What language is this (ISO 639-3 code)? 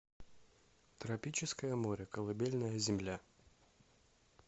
rus